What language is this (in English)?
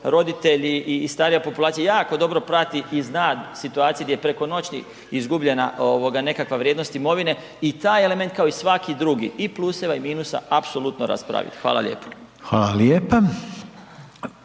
Croatian